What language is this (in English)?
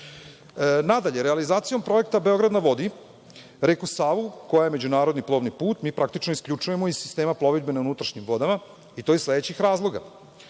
Serbian